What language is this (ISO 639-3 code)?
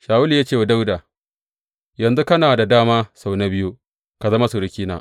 hau